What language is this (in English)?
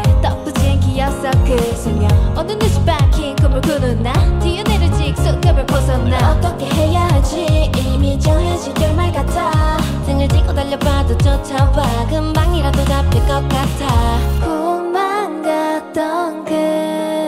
Korean